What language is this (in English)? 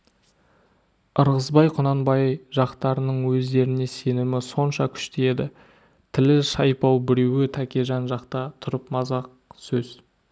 Kazakh